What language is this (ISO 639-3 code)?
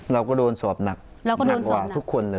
tha